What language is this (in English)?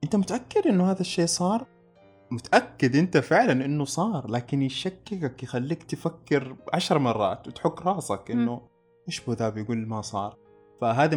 Arabic